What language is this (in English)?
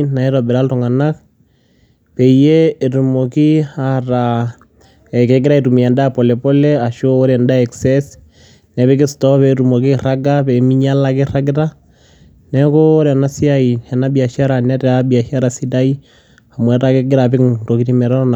Masai